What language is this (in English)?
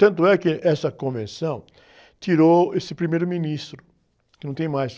Portuguese